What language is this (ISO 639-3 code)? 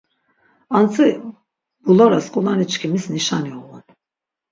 lzz